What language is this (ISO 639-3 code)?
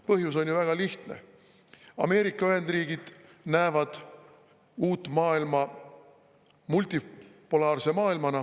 est